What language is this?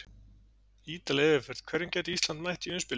Icelandic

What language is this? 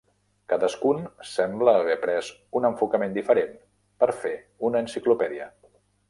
Catalan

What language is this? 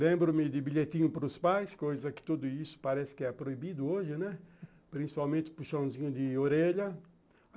Portuguese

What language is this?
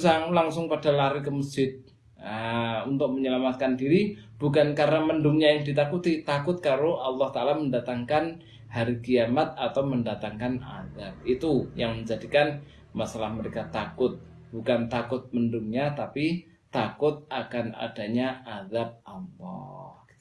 Indonesian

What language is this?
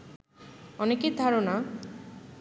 Bangla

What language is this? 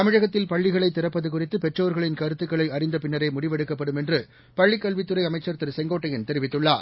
Tamil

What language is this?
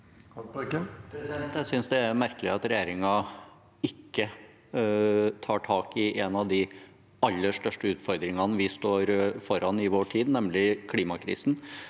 Norwegian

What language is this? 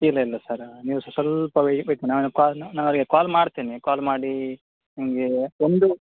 Kannada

